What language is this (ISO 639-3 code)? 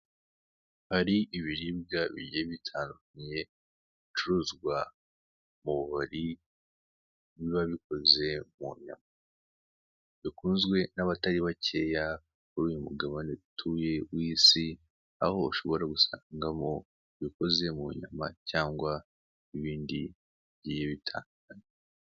kin